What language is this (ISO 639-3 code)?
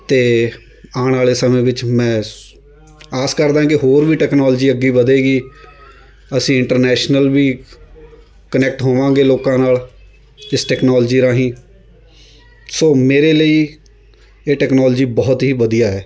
pan